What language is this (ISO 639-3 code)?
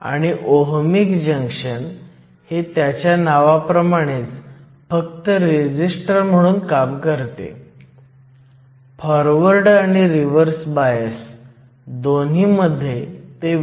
mar